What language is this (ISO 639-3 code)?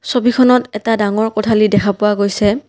asm